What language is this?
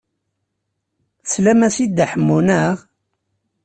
Kabyle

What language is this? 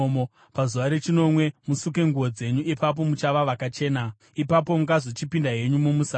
Shona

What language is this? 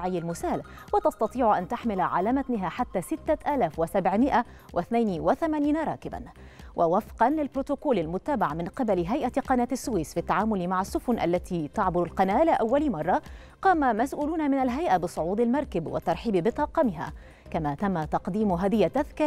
Arabic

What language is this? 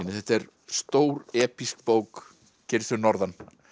Icelandic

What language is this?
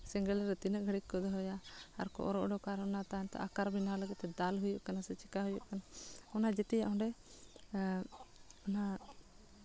Santali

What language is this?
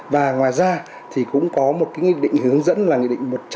Vietnamese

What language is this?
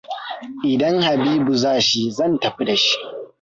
Hausa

